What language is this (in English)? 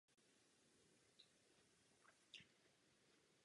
Czech